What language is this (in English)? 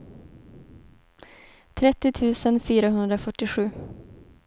Swedish